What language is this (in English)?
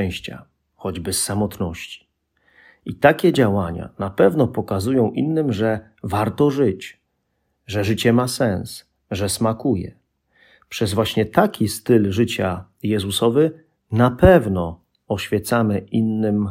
Polish